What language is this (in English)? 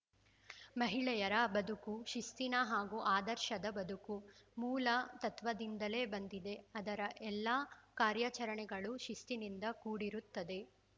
Kannada